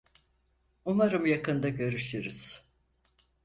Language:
Turkish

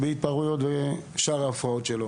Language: Hebrew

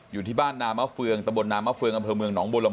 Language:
Thai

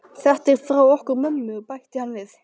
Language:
Icelandic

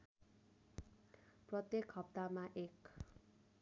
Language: Nepali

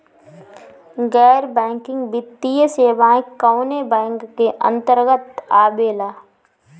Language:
Bhojpuri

